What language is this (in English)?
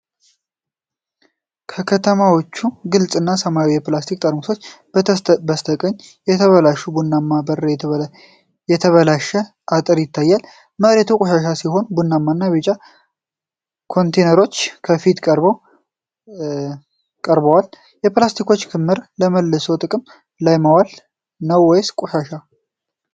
Amharic